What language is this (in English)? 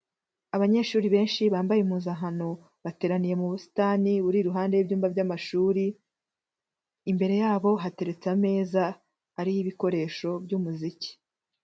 Kinyarwanda